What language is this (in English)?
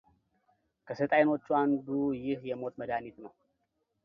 Amharic